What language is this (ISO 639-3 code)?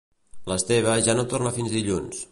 cat